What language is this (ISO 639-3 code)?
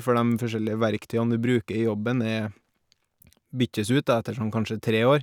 nor